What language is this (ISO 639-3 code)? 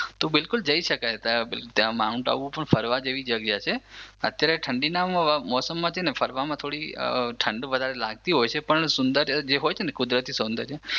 guj